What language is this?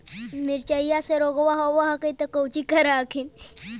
Magahi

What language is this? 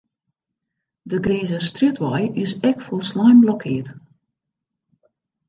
Western Frisian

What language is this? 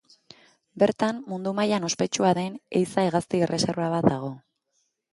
Basque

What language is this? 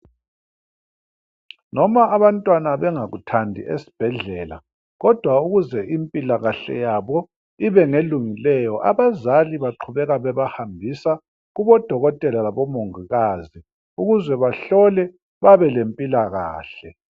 North Ndebele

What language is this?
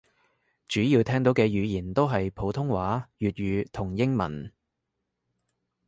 Cantonese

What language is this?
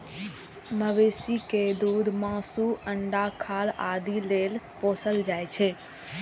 Maithili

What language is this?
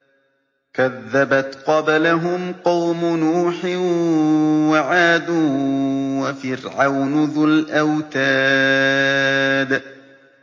Arabic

